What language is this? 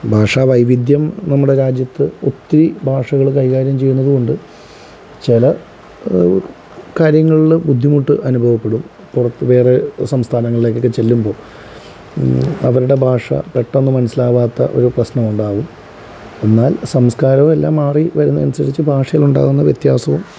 Malayalam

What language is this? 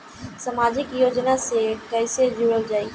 Bhojpuri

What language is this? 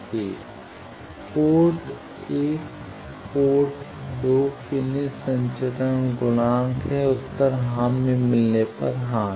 Hindi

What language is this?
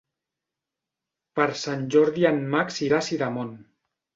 Catalan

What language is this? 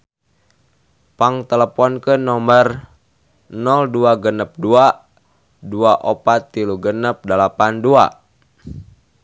Sundanese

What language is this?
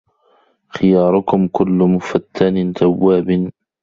Arabic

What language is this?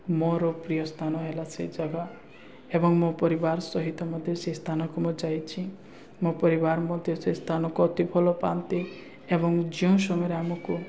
Odia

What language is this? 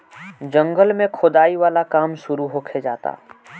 Bhojpuri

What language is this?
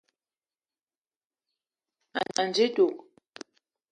Eton (Cameroon)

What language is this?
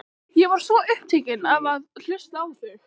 Icelandic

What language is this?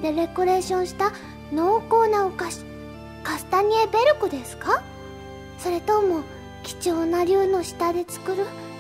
Japanese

